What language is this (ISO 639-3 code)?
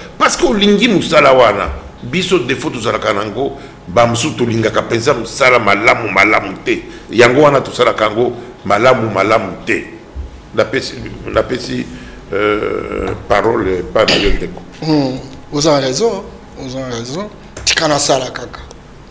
fra